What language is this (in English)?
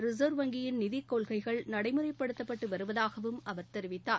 Tamil